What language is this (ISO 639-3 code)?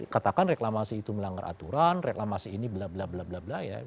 ind